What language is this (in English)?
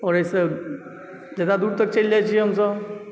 Maithili